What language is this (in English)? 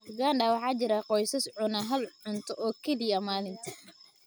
Somali